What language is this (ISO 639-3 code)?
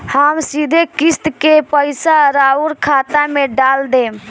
bho